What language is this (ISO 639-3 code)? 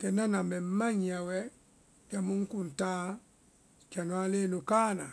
vai